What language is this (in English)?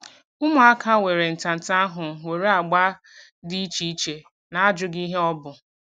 Igbo